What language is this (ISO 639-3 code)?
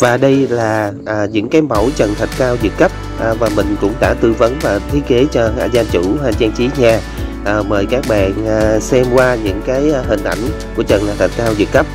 vie